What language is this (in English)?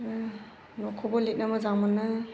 Bodo